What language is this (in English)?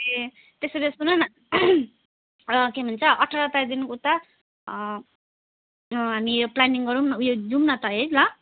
Nepali